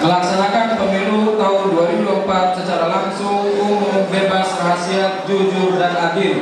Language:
Indonesian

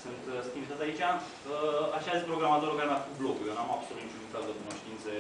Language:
Romanian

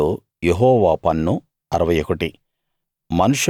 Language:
Telugu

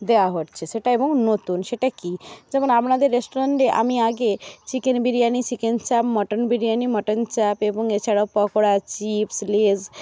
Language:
Bangla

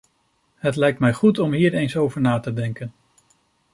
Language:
Dutch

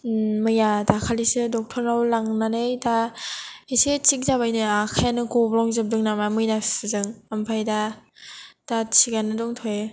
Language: Bodo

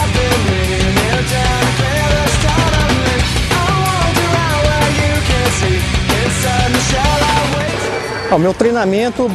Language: Portuguese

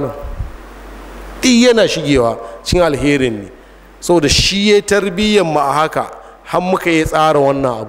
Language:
Arabic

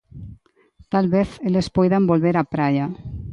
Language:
Galician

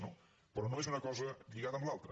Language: Catalan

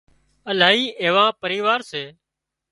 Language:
Wadiyara Koli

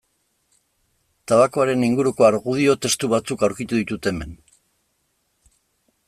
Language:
Basque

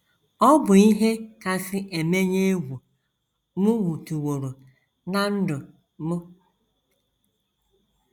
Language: Igbo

